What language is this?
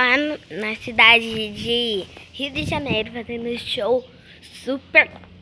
Portuguese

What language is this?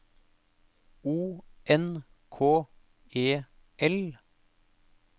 Norwegian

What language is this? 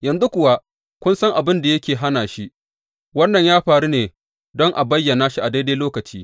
Hausa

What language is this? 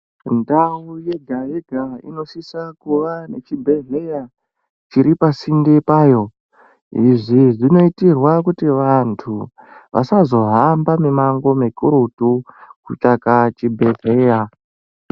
Ndau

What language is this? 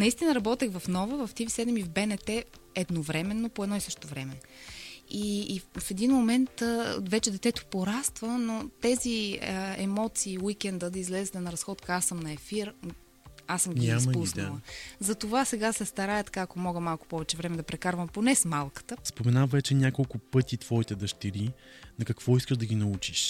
Bulgarian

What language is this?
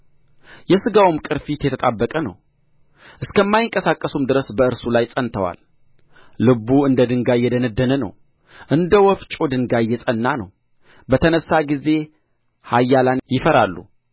Amharic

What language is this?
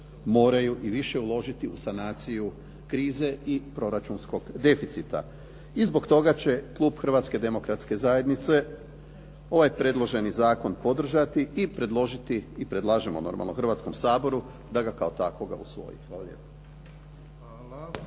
Croatian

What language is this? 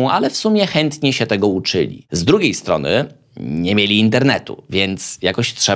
Polish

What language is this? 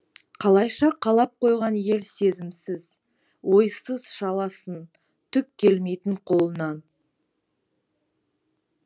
Kazakh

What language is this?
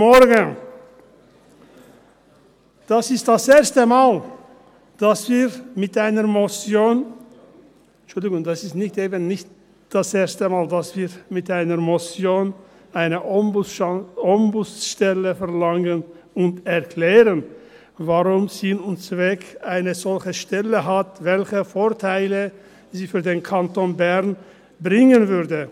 Swiss German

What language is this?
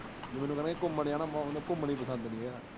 Punjabi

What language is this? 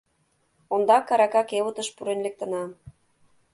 Mari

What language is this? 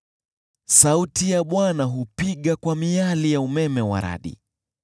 Swahili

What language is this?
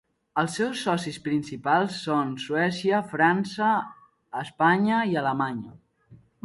Catalan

